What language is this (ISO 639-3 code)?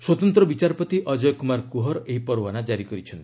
ori